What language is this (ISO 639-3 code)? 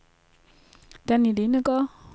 dan